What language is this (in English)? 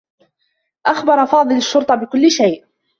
Arabic